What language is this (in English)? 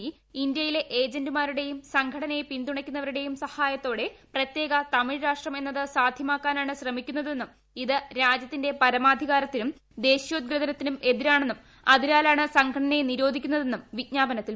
Malayalam